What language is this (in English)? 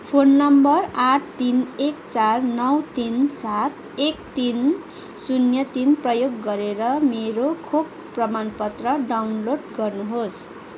Nepali